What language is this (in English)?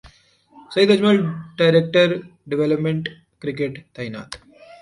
Urdu